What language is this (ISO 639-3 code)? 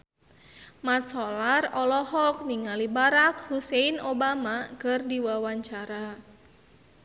sun